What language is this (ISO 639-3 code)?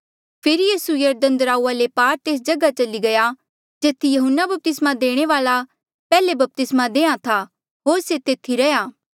mjl